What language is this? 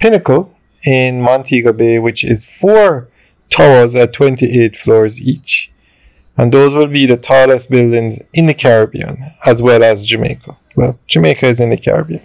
English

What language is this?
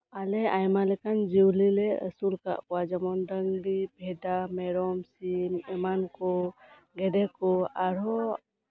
Santali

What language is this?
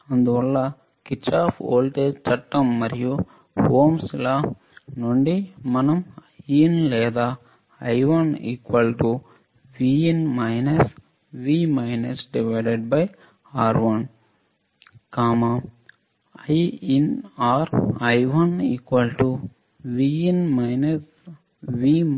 Telugu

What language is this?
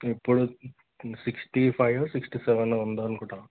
Telugu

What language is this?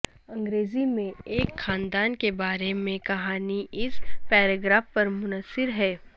Urdu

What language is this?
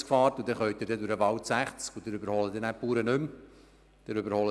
Swiss German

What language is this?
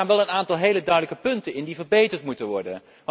Dutch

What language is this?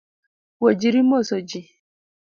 Luo (Kenya and Tanzania)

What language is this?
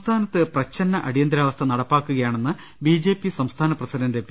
Malayalam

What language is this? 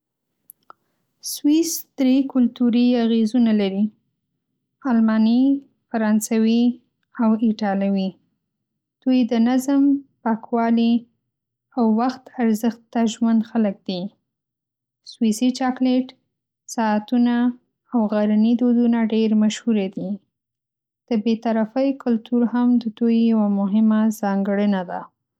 Pashto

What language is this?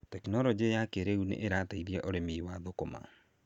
Kikuyu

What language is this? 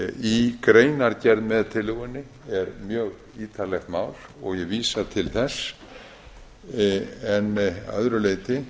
Icelandic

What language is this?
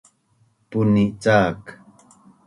Bunun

